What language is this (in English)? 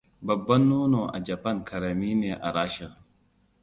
Hausa